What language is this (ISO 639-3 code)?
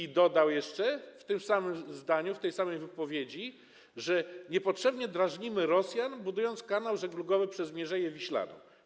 pol